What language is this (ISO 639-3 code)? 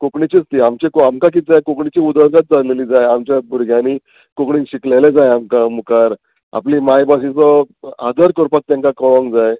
kok